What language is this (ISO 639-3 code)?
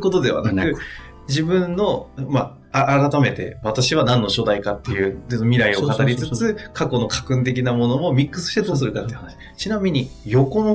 jpn